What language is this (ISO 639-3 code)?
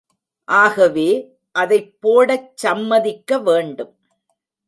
tam